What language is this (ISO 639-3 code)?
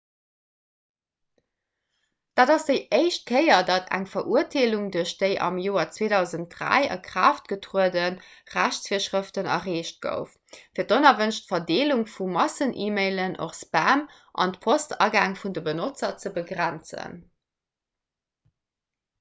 ltz